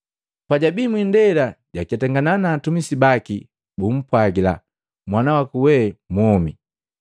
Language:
Matengo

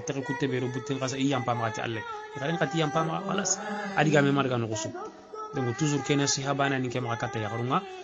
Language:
Arabic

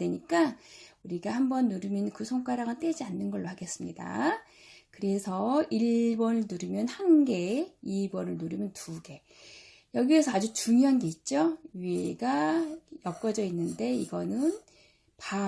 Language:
Korean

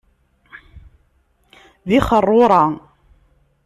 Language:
Kabyle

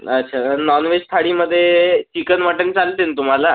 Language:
Marathi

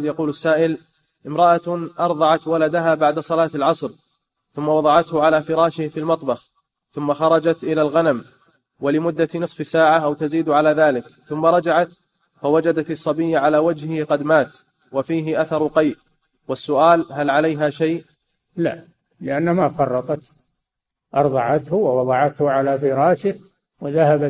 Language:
Arabic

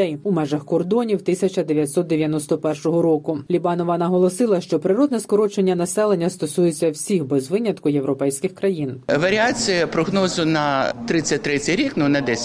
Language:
Ukrainian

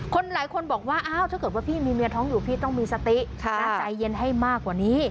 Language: Thai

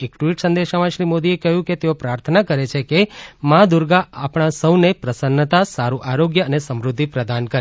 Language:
Gujarati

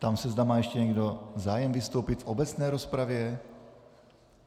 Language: Czech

